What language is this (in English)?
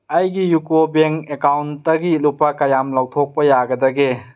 Manipuri